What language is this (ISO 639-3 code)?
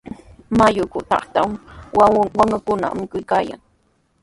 qws